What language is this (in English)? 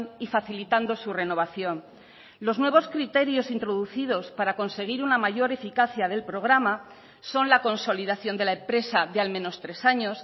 Spanish